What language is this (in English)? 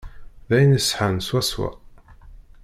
Kabyle